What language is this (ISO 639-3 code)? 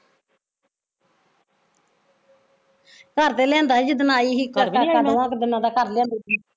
pan